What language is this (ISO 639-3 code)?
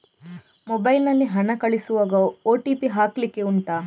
kan